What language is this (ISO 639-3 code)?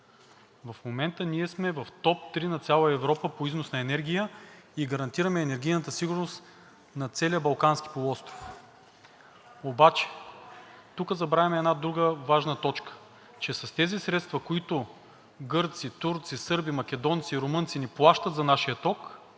bul